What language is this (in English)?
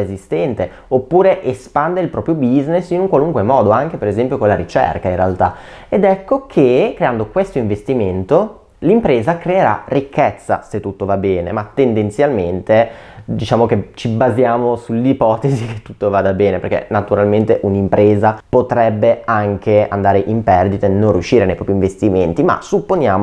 Italian